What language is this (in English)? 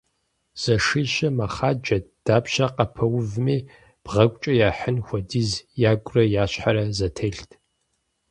Kabardian